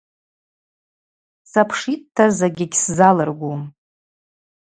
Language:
Abaza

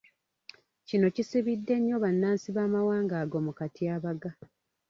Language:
Ganda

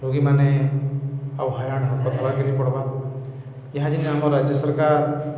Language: Odia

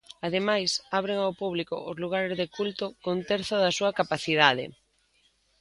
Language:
Galician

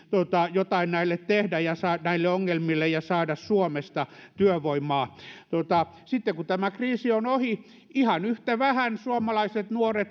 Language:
Finnish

